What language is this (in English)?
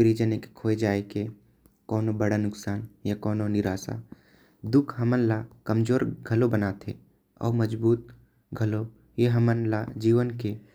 Korwa